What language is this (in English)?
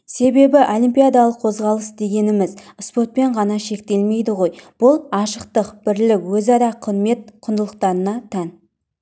Kazakh